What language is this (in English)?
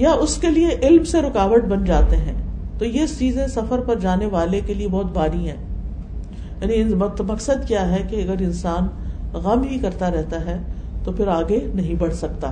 Urdu